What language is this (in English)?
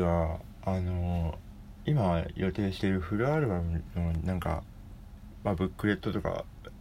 Japanese